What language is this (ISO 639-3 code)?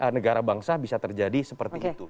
ind